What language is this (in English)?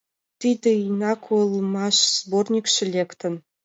Mari